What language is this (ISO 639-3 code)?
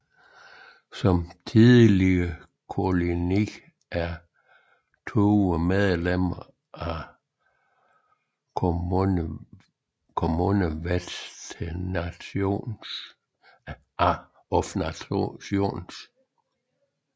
dan